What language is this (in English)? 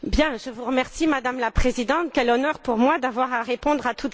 French